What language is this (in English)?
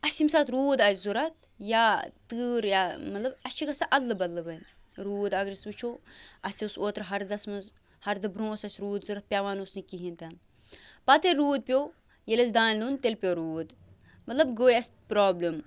Kashmiri